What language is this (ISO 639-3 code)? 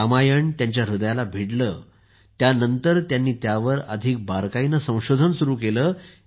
mar